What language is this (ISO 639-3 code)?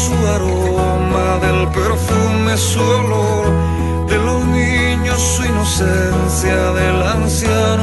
ron